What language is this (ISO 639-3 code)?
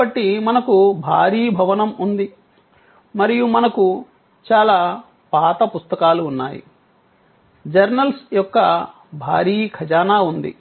tel